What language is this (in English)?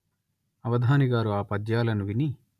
Telugu